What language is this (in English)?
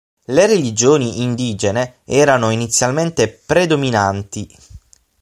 Italian